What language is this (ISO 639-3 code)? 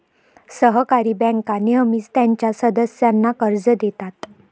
mar